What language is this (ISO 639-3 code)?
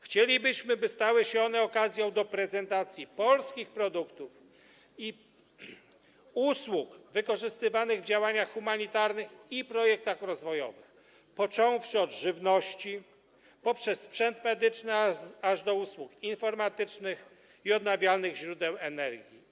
pol